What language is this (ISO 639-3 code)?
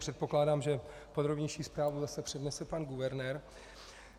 ces